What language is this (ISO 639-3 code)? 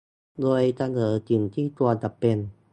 tha